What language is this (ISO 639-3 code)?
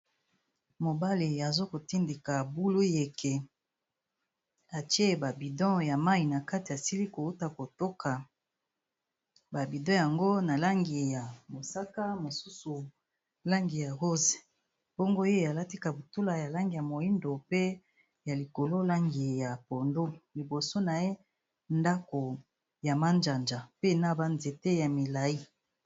lin